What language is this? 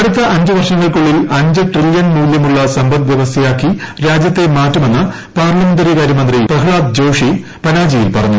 Malayalam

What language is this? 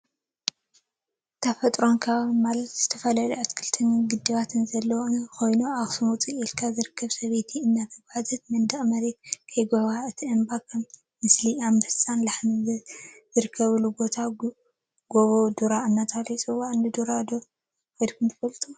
Tigrinya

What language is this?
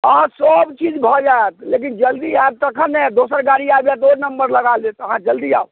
Maithili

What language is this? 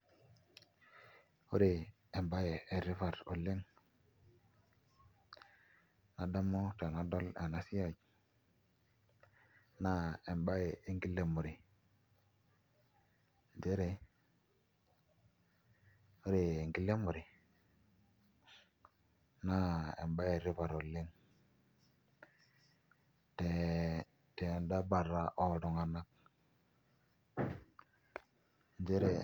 Masai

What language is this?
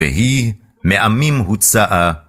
Hebrew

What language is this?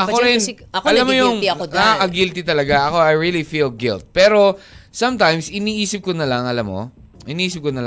Filipino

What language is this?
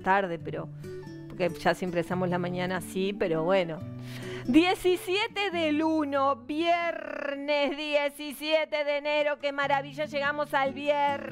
Spanish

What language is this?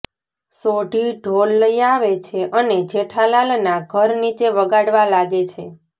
Gujarati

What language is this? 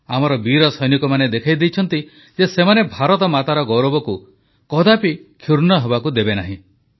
Odia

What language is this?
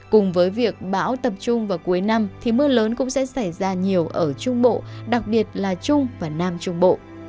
Vietnamese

